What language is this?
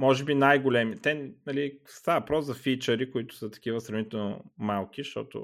Bulgarian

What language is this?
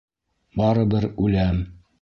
Bashkir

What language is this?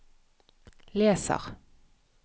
Norwegian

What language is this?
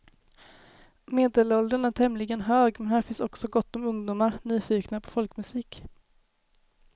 Swedish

